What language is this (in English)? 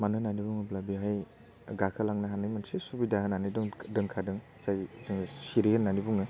Bodo